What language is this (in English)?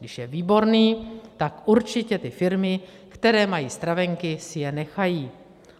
Czech